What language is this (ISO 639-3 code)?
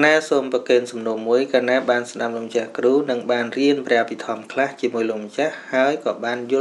vie